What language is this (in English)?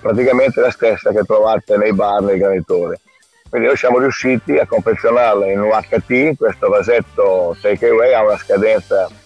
Italian